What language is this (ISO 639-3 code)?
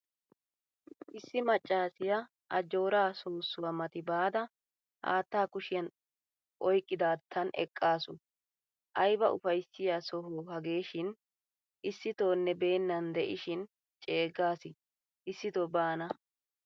wal